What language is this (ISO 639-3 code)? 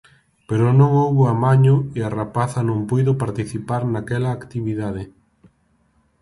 glg